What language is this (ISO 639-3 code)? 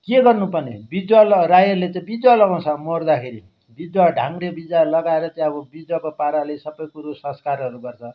nep